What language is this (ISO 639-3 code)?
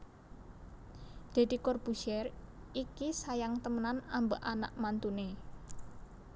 jav